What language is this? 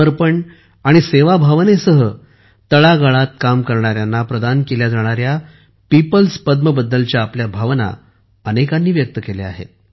Marathi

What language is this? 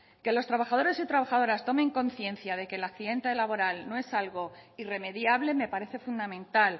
Spanish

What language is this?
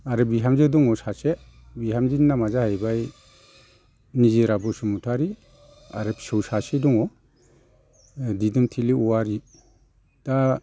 Bodo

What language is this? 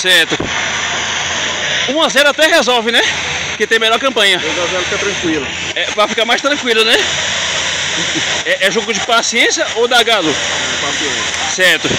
Portuguese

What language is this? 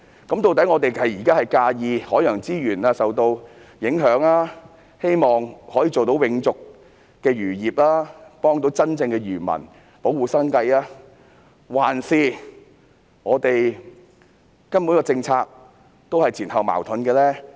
Cantonese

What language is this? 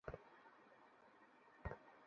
Bangla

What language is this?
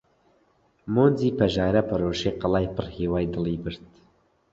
Central Kurdish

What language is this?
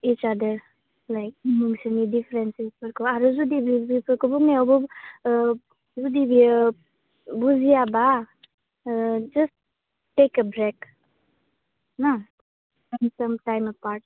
Bodo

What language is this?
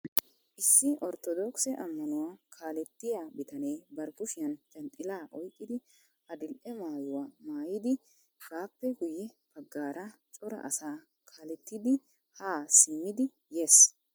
Wolaytta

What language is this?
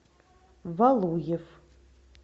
Russian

